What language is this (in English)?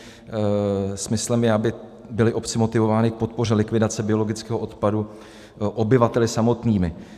Czech